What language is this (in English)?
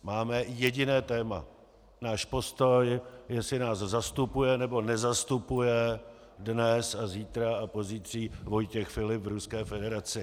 Czech